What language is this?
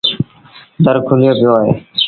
Sindhi Bhil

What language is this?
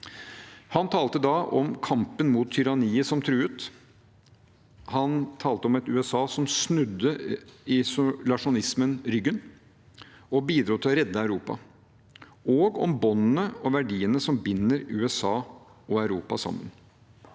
Norwegian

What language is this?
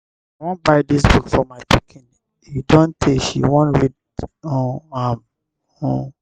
Nigerian Pidgin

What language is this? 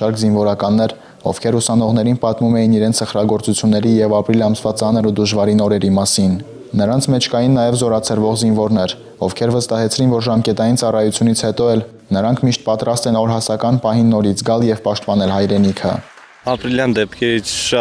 Romanian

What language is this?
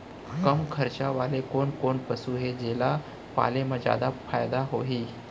Chhattisgarhi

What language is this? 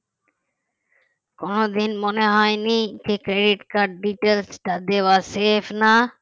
Bangla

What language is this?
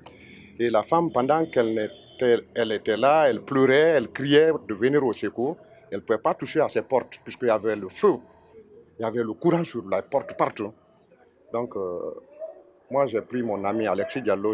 French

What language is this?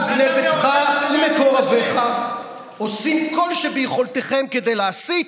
Hebrew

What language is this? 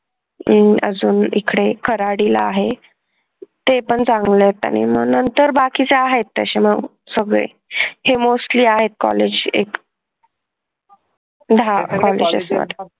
Marathi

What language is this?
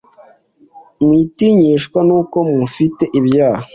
Kinyarwanda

